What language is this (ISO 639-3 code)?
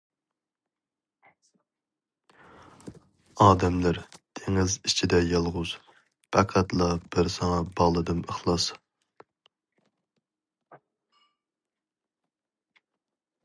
uig